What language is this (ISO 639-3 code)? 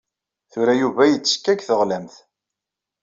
kab